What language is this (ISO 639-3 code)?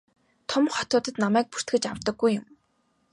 mon